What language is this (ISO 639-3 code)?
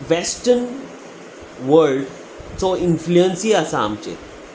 kok